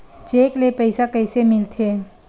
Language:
Chhattisgarhi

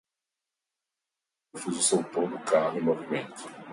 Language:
Portuguese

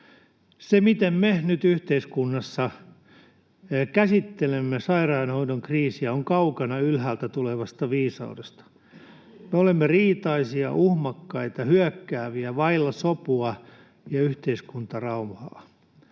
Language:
Finnish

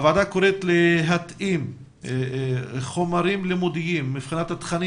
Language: Hebrew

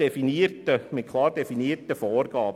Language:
Swiss German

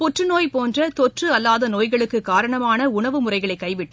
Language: Tamil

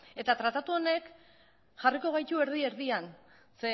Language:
Basque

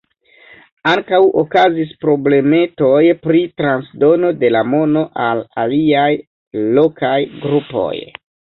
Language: Esperanto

